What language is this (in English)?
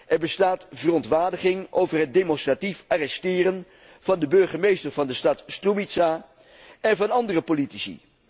Dutch